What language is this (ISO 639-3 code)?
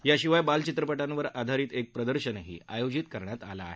mar